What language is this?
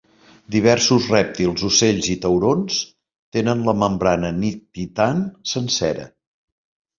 Catalan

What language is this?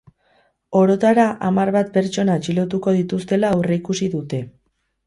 Basque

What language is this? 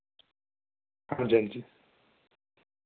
Dogri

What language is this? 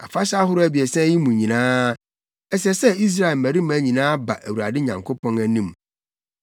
Akan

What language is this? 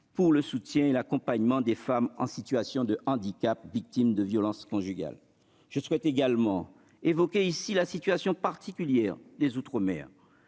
French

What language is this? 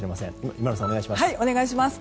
Japanese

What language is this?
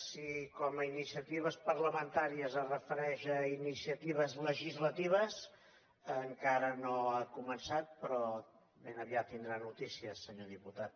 Catalan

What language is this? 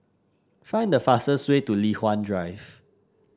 English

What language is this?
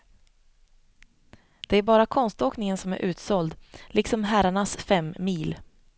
Swedish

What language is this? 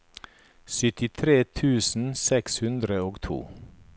Norwegian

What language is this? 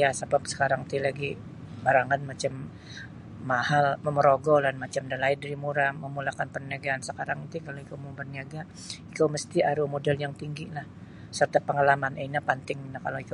Sabah Bisaya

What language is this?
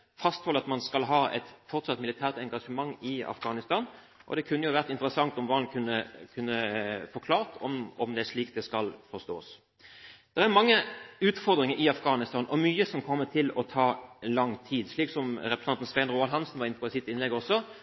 Norwegian Bokmål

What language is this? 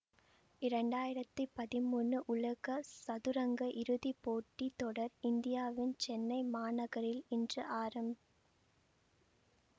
Tamil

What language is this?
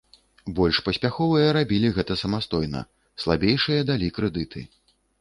Belarusian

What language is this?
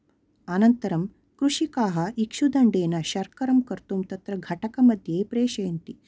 Sanskrit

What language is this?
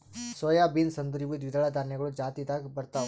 Kannada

